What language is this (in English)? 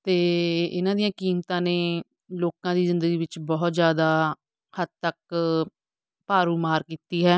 Punjabi